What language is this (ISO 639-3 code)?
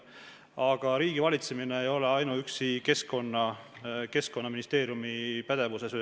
est